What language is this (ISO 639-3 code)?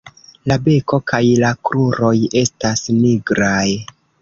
epo